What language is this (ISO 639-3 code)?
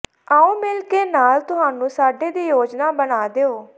pan